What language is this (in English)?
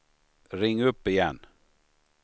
Swedish